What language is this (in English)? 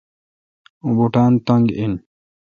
Kalkoti